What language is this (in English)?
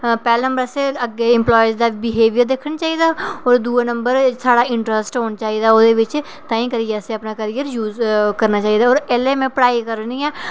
Dogri